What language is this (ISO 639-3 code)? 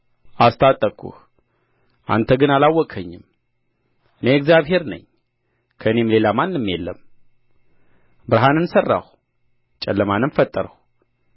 amh